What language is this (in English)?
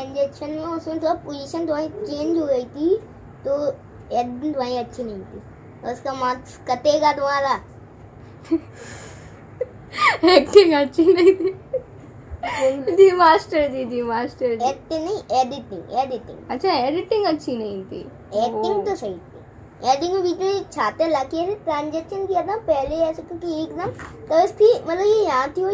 Hindi